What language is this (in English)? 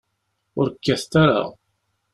Kabyle